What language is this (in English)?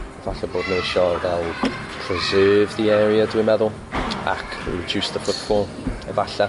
Welsh